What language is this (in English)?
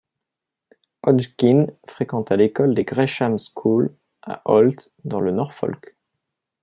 French